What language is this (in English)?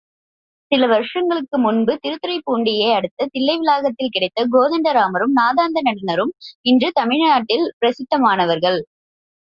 Tamil